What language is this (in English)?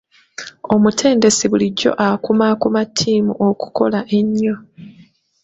Ganda